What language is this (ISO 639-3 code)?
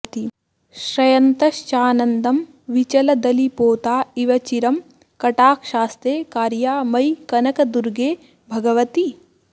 san